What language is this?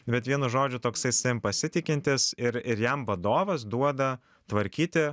Lithuanian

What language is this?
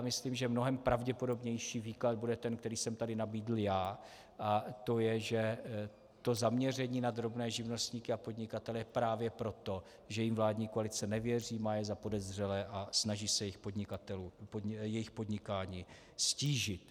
Czech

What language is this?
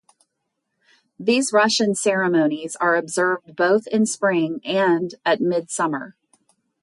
English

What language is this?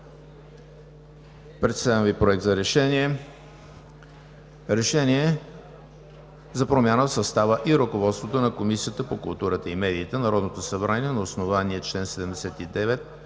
Bulgarian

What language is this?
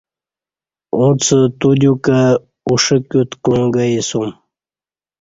Kati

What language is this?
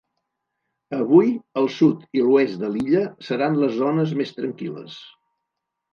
Catalan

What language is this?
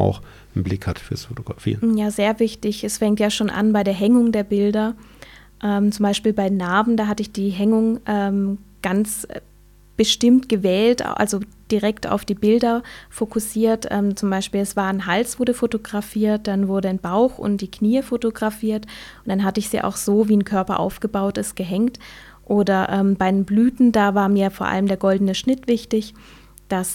German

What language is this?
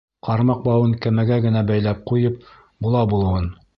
Bashkir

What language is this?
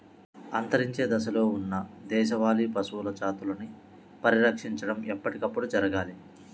Telugu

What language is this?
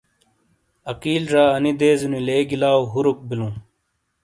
Shina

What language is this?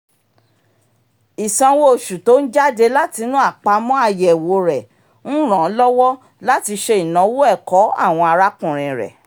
Yoruba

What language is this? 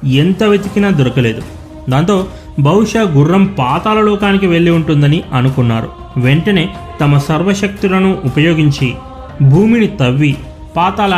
Telugu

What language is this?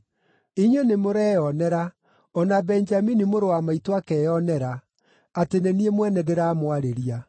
Kikuyu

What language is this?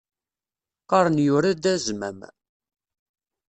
Kabyle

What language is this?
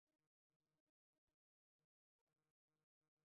Chinese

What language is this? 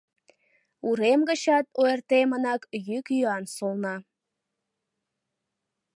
Mari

